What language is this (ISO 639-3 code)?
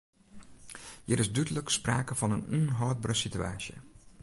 fry